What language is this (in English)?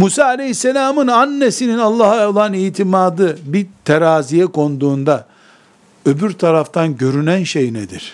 Turkish